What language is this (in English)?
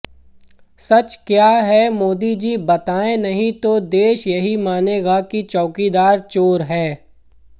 Hindi